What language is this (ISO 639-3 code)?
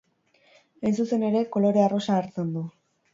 eus